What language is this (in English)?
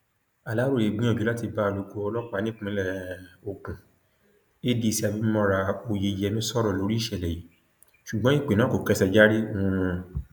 Yoruba